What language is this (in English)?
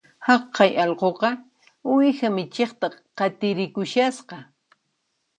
Puno Quechua